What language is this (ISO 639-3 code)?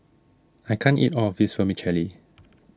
eng